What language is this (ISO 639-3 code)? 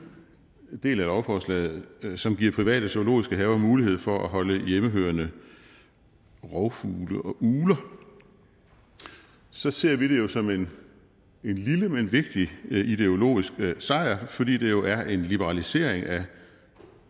dan